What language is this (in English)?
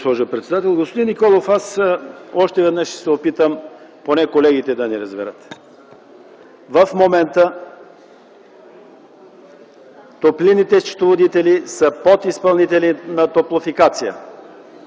Bulgarian